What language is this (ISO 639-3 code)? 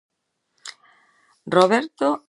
glg